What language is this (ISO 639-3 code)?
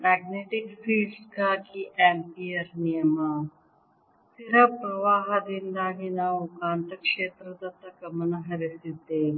kan